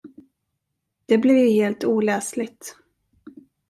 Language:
Swedish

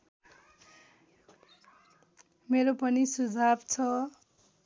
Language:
Nepali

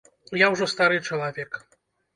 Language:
Belarusian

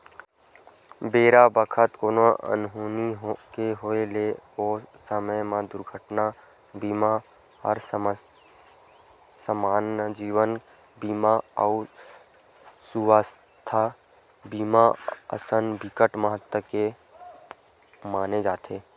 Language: Chhattisgarhi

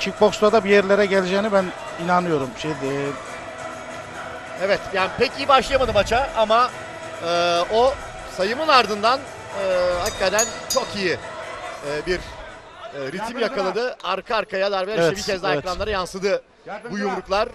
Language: Turkish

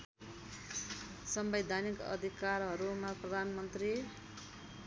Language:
Nepali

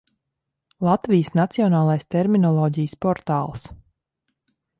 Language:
Latvian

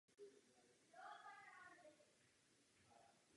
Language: Czech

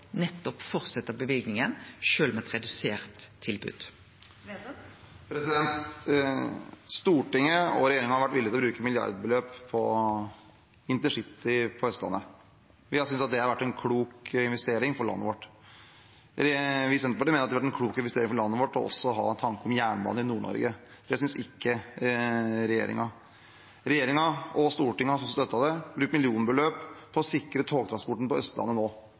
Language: Norwegian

